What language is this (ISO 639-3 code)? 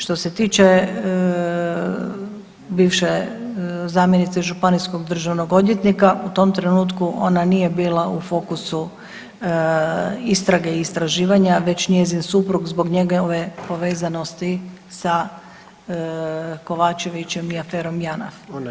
hrv